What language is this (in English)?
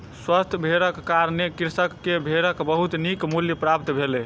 Maithili